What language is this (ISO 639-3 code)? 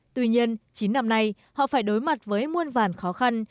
vie